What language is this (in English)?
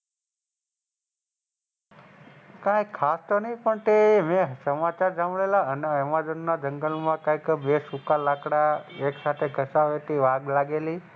Gujarati